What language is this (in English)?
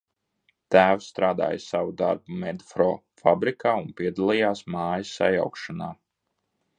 Latvian